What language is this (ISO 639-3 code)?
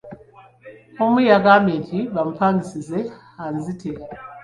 lug